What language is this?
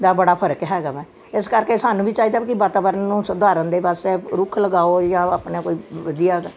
Punjabi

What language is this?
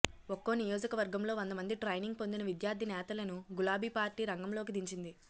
Telugu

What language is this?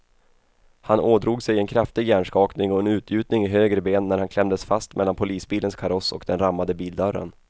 Swedish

